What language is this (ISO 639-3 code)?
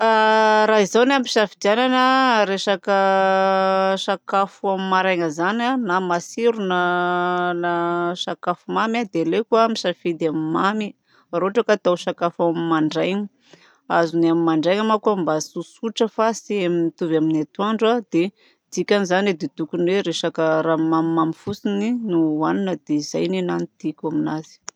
bzc